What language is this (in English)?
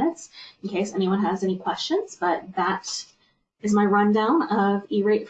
English